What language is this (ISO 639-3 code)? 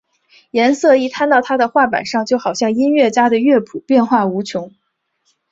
zho